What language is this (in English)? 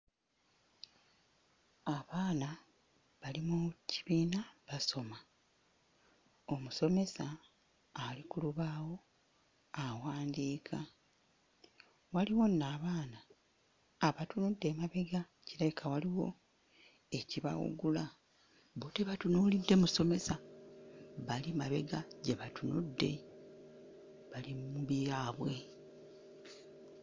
Ganda